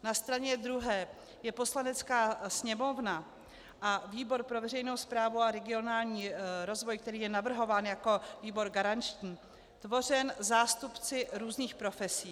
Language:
Czech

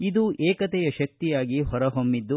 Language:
Kannada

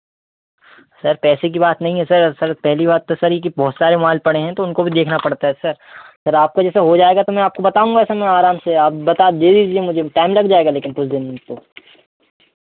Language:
Hindi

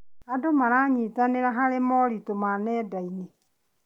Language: Kikuyu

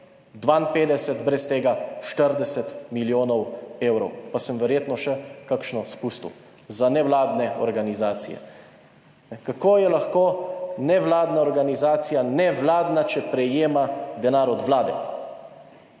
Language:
Slovenian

